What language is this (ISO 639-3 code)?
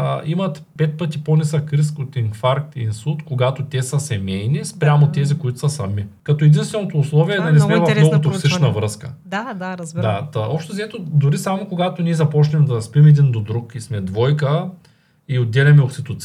bul